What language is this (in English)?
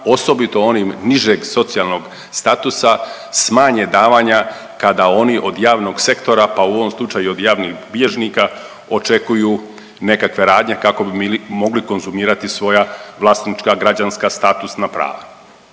Croatian